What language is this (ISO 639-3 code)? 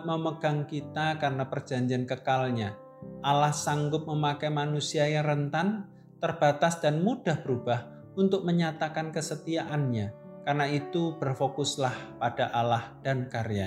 ind